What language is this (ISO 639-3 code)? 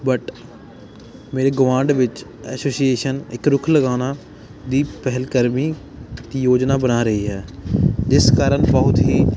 pan